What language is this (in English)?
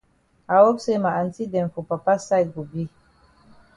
Cameroon Pidgin